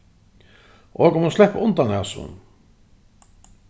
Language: Faroese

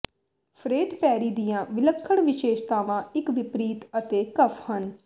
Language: Punjabi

